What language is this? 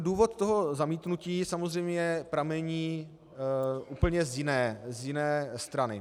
Czech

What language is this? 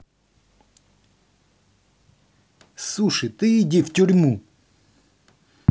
Russian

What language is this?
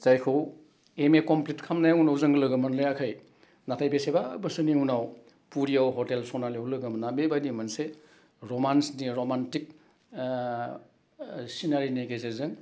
Bodo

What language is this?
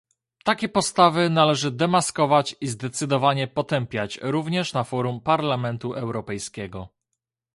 Polish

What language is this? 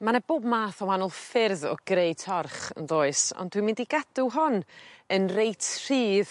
Welsh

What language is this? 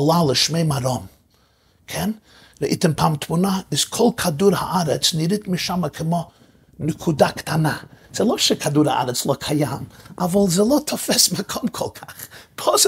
Hebrew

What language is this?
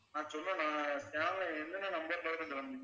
Tamil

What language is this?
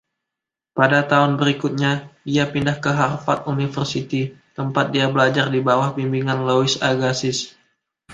Indonesian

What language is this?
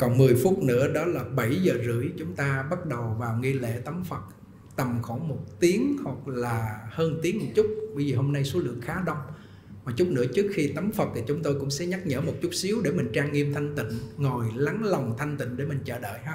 Vietnamese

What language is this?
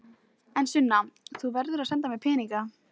Icelandic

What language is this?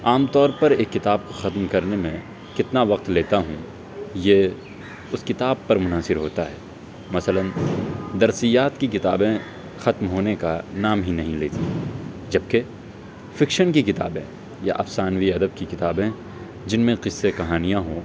Urdu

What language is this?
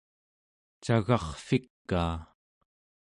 Central Yupik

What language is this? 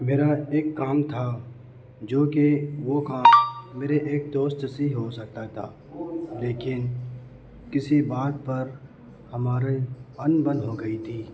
Urdu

